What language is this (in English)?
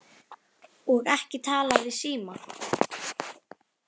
Icelandic